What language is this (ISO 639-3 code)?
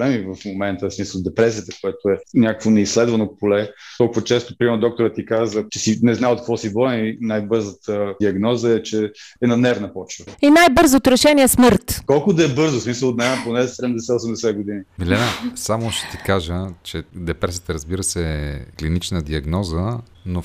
bul